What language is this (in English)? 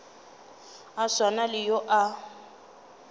Northern Sotho